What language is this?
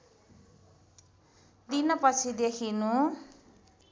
Nepali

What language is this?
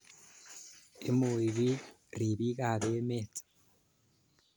Kalenjin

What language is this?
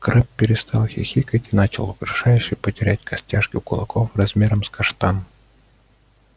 Russian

